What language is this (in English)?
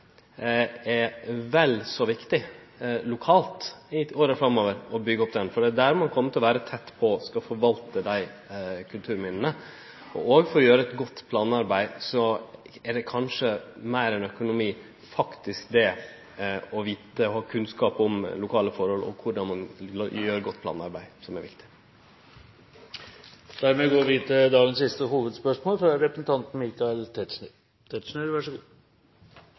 Norwegian